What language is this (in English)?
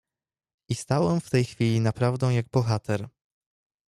Polish